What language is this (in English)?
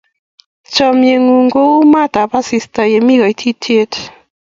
Kalenjin